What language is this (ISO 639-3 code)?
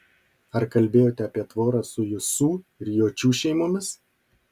lit